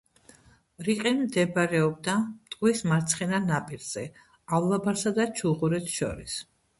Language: Georgian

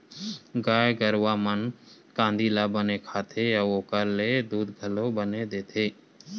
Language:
Chhattisgarhi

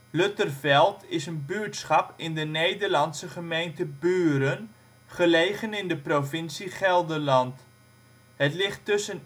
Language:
Dutch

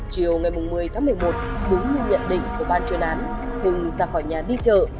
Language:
Vietnamese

